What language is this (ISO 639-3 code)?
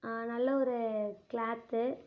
tam